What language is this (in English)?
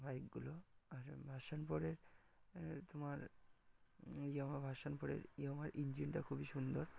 Bangla